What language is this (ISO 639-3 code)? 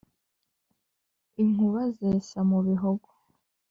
kin